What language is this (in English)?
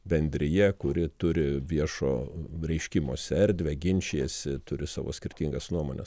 Lithuanian